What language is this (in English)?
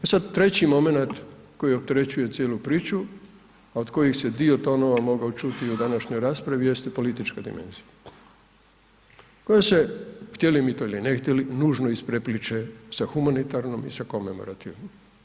Croatian